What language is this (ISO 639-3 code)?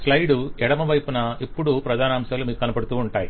tel